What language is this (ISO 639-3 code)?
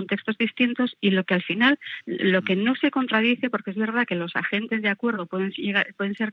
spa